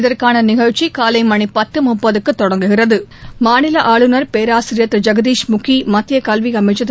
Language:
Tamil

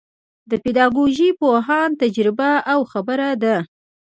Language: Pashto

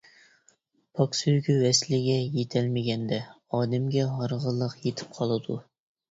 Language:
Uyghur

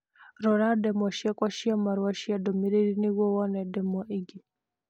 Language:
Kikuyu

